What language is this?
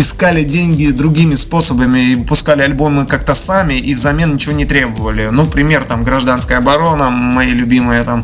Russian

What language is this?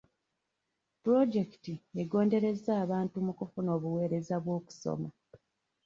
Ganda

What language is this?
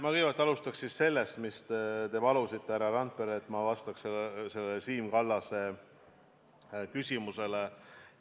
Estonian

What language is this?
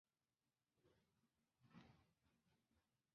Chinese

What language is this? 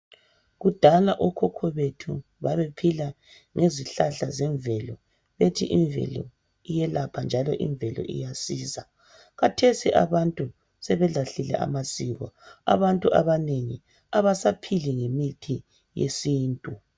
North Ndebele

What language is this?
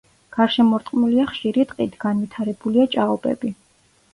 Georgian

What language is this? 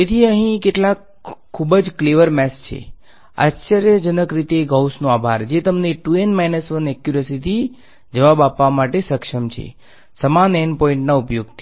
Gujarati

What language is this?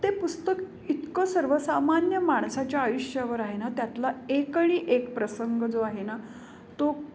Marathi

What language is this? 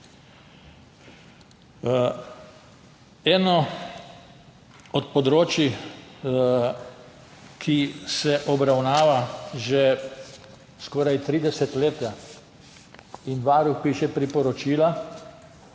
Slovenian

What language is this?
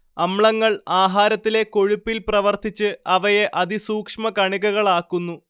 Malayalam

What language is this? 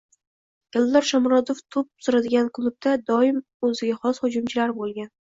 Uzbek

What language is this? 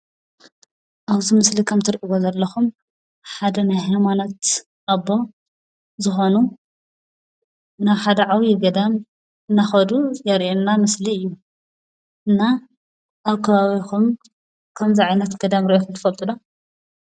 Tigrinya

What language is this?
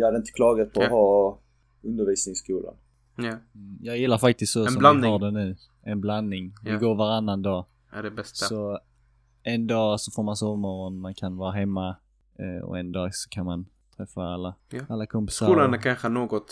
Swedish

